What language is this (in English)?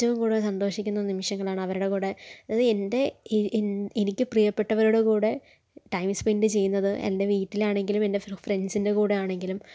Malayalam